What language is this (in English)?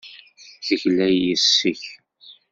Kabyle